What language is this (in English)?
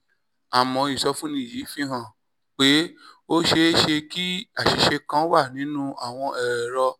Yoruba